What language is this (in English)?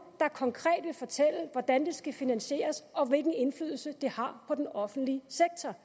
Danish